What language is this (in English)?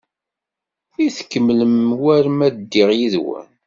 Kabyle